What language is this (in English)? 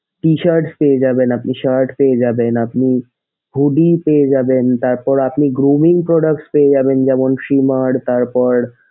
Bangla